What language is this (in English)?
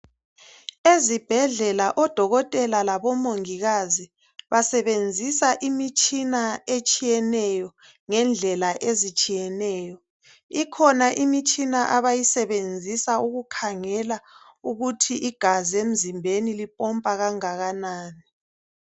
North Ndebele